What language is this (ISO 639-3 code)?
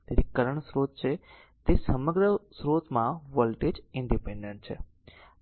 guj